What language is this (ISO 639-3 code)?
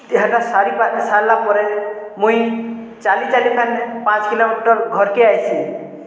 ori